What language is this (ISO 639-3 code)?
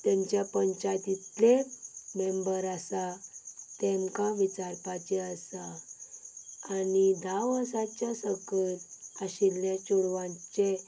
kok